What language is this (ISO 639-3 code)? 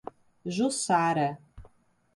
por